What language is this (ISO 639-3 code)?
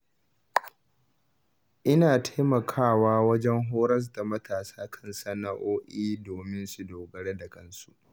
hau